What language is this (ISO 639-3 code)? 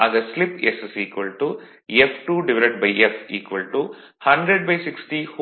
tam